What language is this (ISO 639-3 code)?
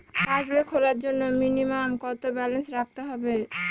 ben